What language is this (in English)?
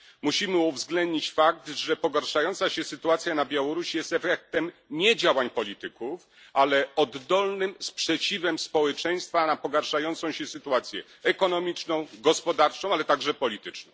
Polish